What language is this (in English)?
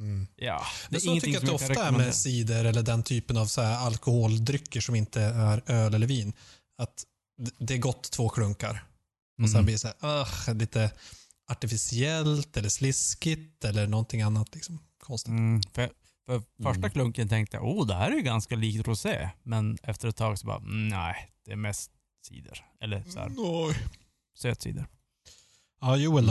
Swedish